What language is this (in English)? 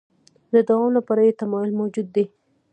Pashto